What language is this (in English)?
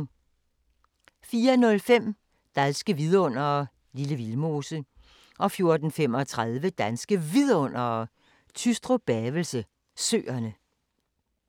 Danish